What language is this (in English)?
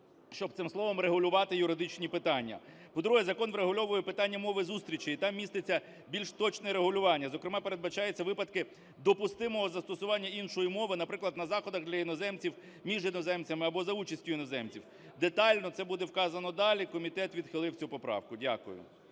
Ukrainian